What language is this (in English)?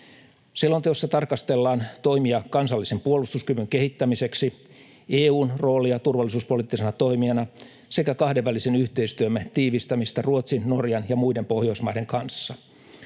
Finnish